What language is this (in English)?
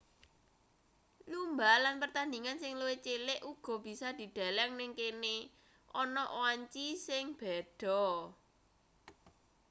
Javanese